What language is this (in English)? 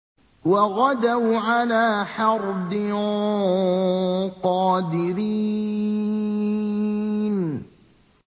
Arabic